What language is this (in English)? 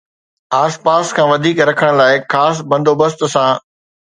Sindhi